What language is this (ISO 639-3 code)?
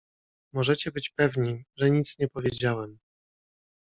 pol